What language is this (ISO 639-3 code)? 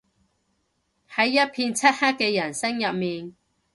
yue